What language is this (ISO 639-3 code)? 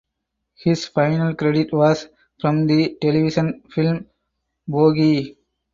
eng